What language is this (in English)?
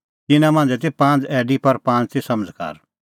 Kullu Pahari